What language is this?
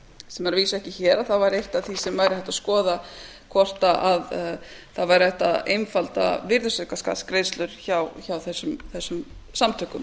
Icelandic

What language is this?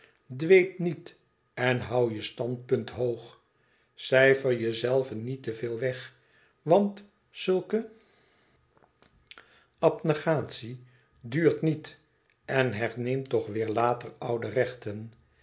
Dutch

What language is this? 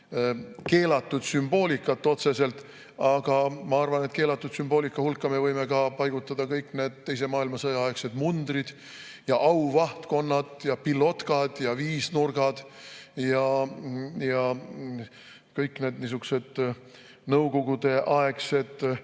Estonian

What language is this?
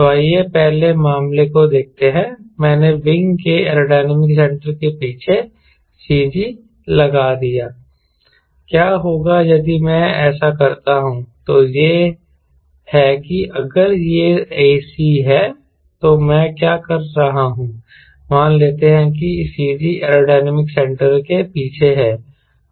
Hindi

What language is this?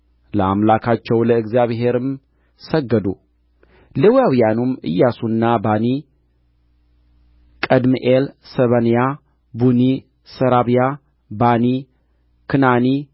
Amharic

